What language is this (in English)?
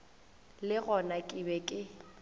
Northern Sotho